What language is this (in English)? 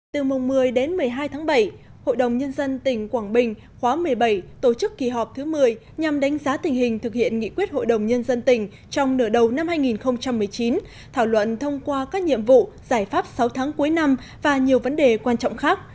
Vietnamese